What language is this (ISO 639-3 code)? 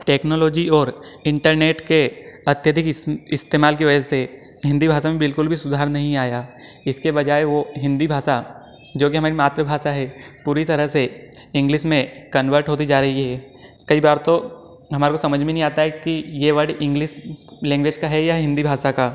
hin